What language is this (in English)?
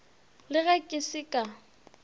Northern Sotho